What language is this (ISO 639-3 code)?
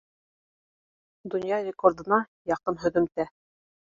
bak